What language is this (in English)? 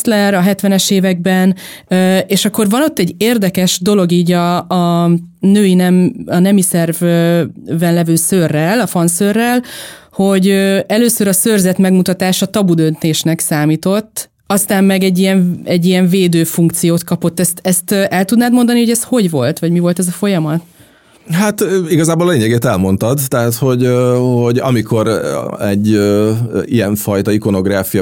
Hungarian